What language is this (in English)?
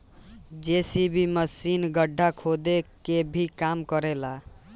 Bhojpuri